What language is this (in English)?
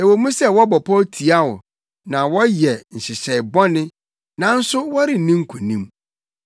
Akan